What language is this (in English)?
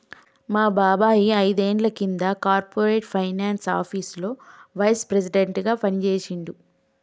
Telugu